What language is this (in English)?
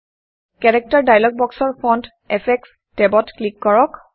Assamese